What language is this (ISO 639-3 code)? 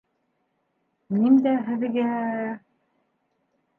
bak